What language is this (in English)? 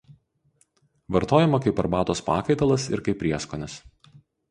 Lithuanian